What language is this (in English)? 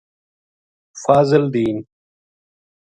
Gujari